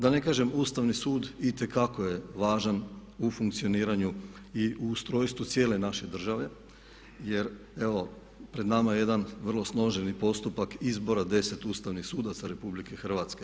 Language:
Croatian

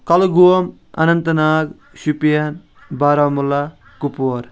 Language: Kashmiri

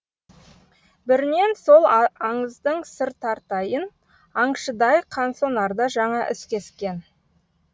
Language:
Kazakh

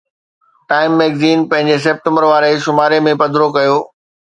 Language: Sindhi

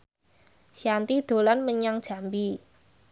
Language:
Javanese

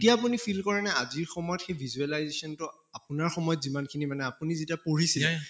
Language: Assamese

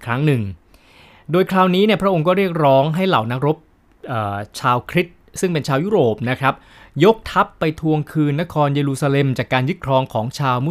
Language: Thai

